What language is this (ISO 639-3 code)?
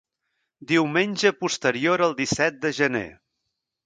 cat